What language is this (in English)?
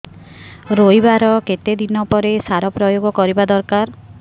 Odia